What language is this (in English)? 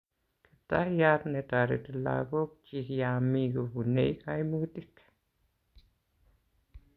Kalenjin